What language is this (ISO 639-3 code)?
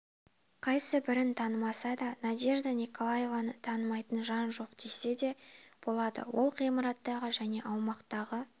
kaz